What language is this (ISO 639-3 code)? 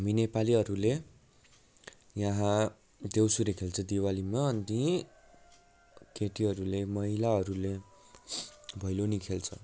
nep